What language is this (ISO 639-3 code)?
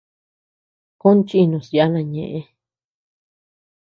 cux